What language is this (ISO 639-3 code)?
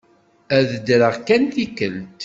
kab